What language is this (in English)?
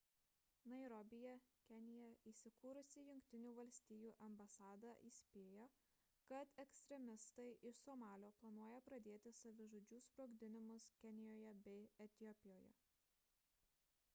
Lithuanian